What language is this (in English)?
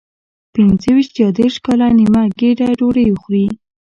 Pashto